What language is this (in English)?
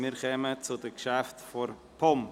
Swiss German